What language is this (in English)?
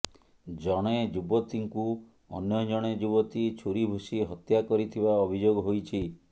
Odia